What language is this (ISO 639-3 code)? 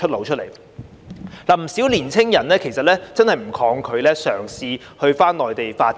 yue